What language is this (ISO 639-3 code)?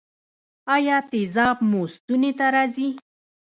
pus